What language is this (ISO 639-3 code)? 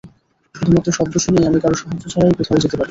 ben